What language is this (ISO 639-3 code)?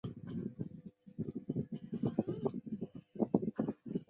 zho